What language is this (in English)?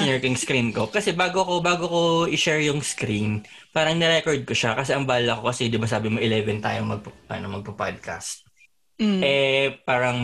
Filipino